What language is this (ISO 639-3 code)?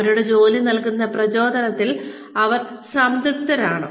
mal